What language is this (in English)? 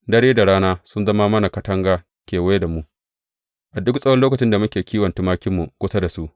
Hausa